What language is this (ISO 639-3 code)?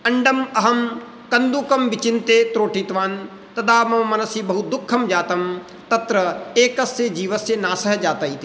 san